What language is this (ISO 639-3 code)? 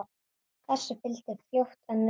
isl